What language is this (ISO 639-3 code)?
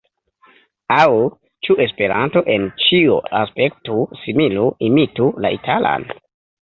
epo